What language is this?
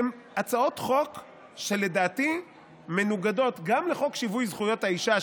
Hebrew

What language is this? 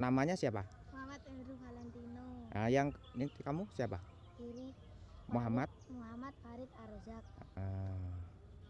Indonesian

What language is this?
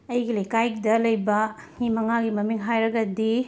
Manipuri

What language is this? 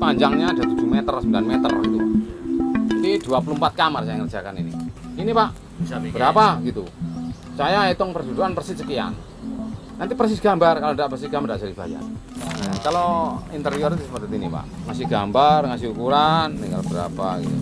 Indonesian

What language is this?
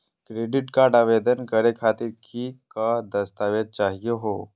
Magahi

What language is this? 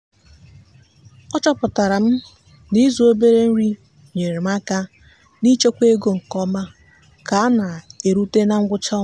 Igbo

